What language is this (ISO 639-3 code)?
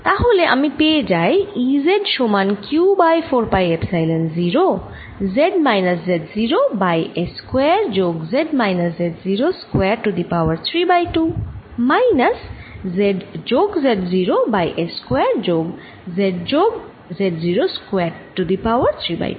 ben